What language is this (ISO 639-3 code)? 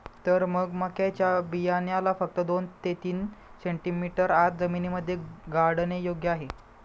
mar